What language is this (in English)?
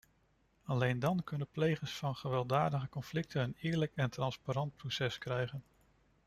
Dutch